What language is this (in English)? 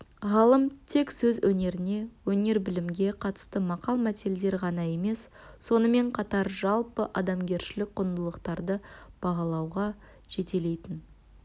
Kazakh